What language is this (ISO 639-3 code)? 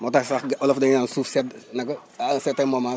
wol